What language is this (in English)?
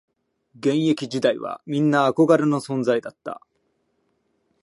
Japanese